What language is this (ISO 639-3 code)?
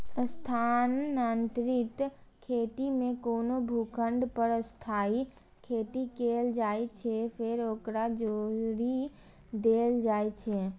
mai